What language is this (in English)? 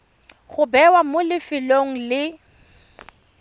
Tswana